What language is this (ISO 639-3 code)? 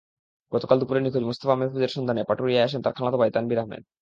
ben